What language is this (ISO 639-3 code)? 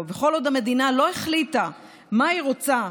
heb